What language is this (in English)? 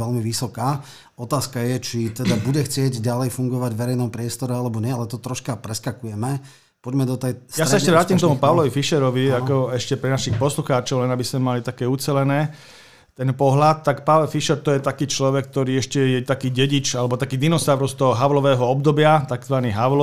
Slovak